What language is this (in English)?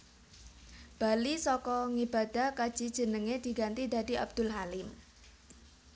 Javanese